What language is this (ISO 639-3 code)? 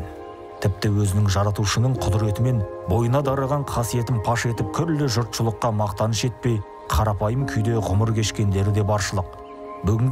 tur